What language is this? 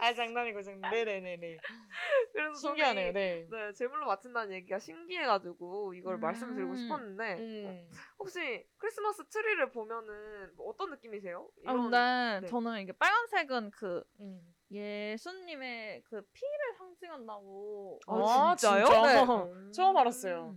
Korean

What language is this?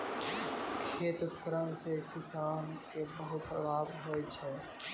Maithili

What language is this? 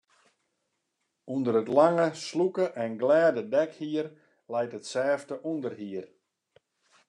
Western Frisian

